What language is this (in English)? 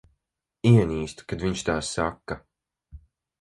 Latvian